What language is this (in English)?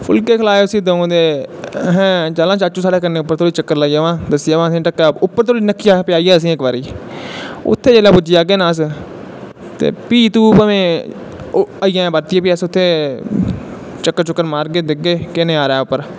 Dogri